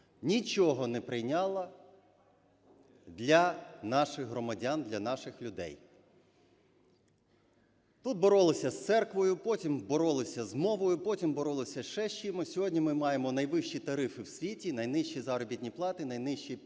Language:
Ukrainian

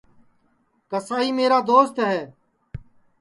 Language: Sansi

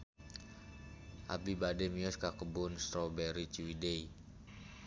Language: Sundanese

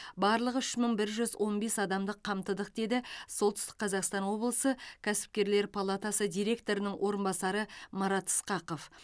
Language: Kazakh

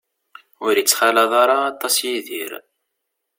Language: Kabyle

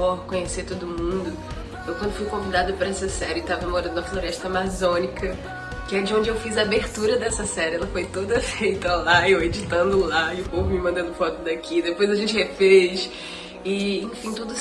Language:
Portuguese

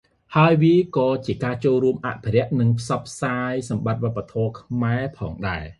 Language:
Khmer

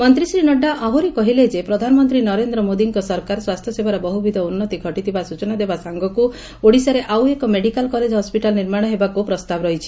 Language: Odia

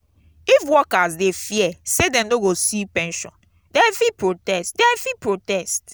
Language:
Nigerian Pidgin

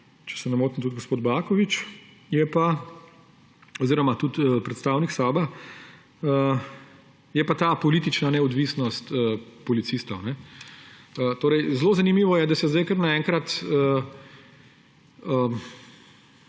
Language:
Slovenian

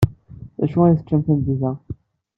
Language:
Kabyle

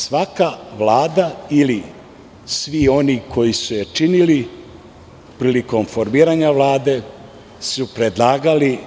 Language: Serbian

